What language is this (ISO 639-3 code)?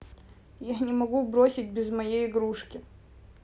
rus